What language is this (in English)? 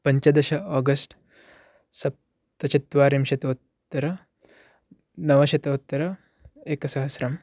Sanskrit